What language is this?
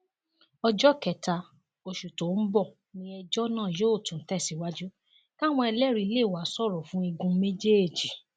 Yoruba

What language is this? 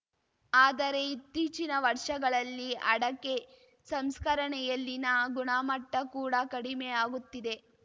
Kannada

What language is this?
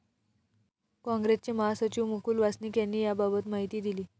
Marathi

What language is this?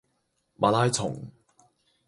Cantonese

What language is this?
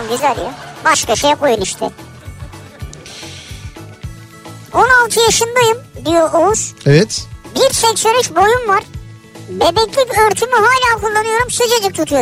Turkish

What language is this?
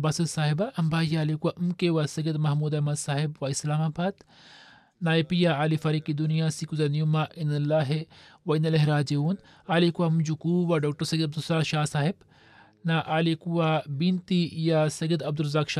Swahili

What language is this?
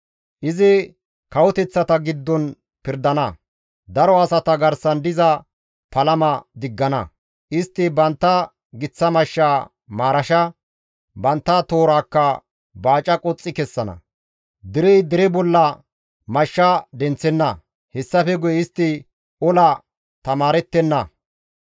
Gamo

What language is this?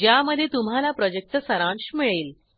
Marathi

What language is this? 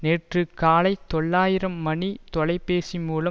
Tamil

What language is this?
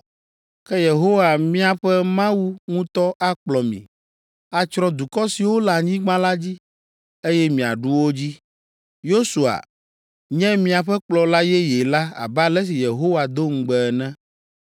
Ewe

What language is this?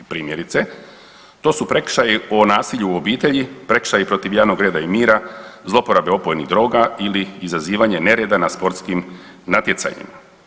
Croatian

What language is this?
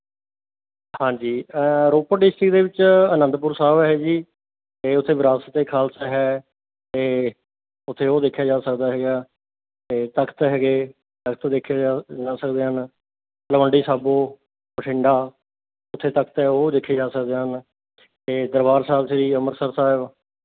Punjabi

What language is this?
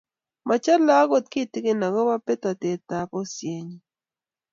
Kalenjin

